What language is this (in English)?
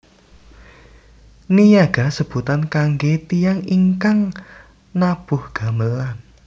Javanese